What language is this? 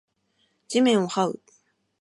Japanese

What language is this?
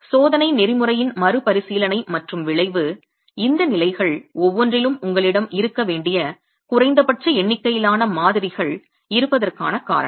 Tamil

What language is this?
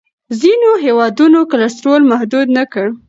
Pashto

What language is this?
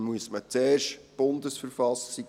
Swiss German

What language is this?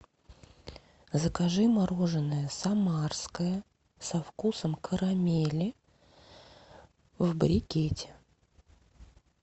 Russian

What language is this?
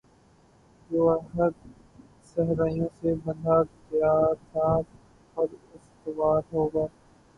Urdu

